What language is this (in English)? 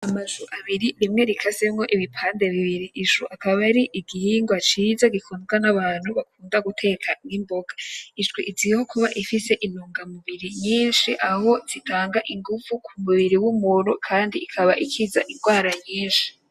Rundi